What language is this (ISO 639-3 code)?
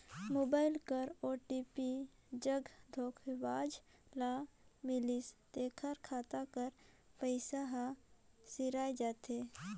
hne